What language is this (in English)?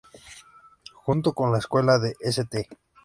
Spanish